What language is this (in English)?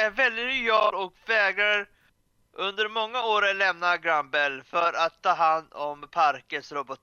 Swedish